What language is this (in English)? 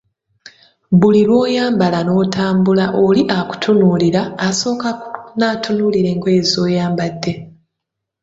Ganda